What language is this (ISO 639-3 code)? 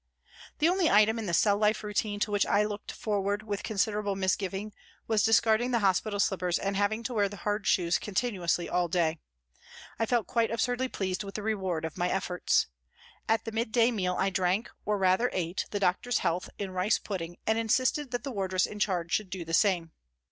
eng